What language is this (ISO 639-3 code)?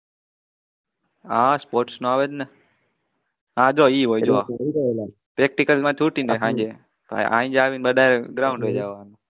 guj